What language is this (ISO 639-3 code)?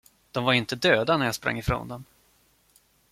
swe